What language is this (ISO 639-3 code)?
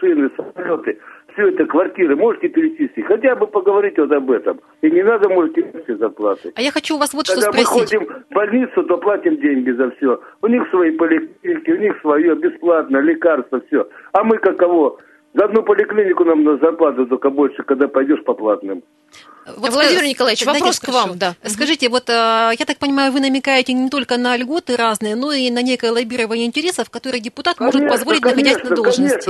rus